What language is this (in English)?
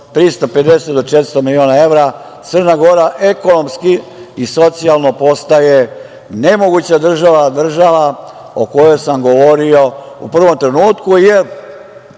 Serbian